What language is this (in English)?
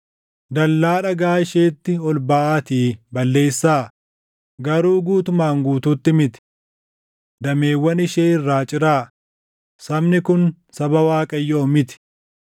Oromo